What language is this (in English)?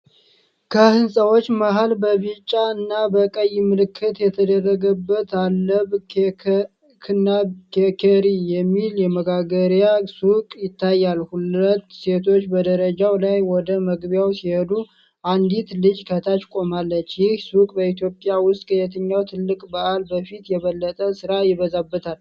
Amharic